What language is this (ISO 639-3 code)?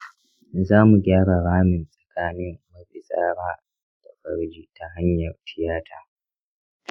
hau